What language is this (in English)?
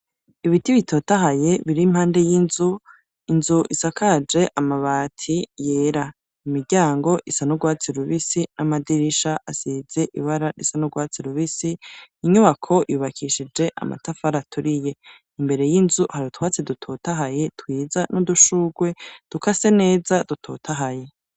Rundi